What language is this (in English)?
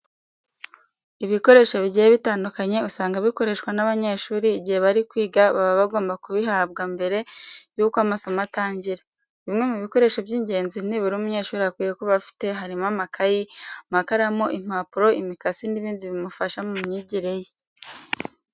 Kinyarwanda